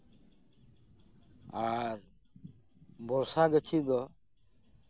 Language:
Santali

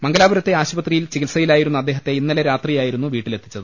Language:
Malayalam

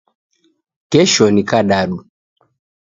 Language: Taita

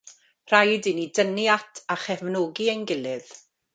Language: Welsh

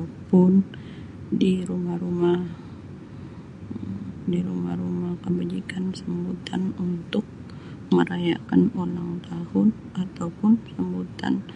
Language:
Sabah Malay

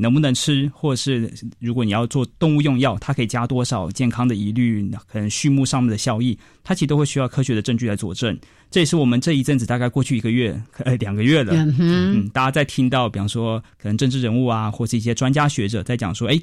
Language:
Chinese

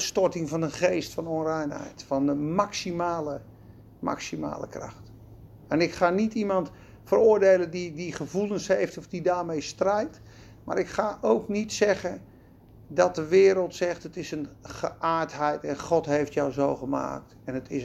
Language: Dutch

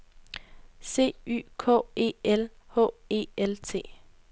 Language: Danish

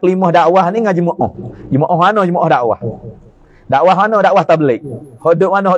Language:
Malay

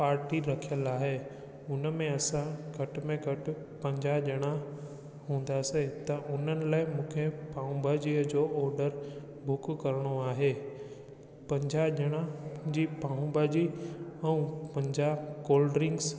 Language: Sindhi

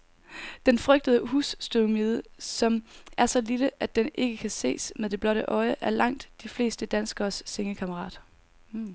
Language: Danish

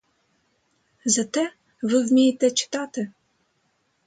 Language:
Ukrainian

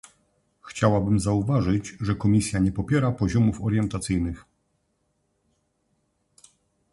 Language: Polish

